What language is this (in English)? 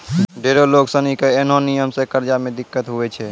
Maithili